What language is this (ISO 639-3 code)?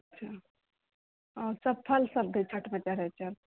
mai